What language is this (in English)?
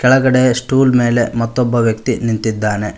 Kannada